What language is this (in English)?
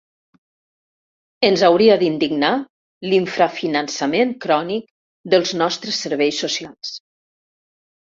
Catalan